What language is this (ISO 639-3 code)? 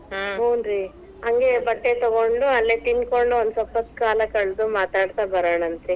kan